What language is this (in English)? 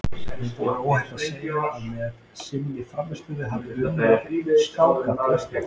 Icelandic